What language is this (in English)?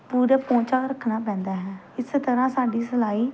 Punjabi